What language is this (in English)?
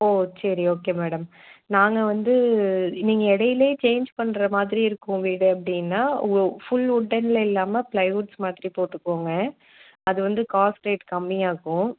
Tamil